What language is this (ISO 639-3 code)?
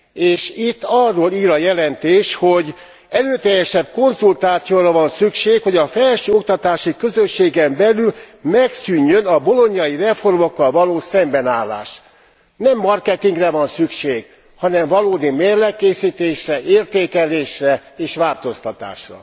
hun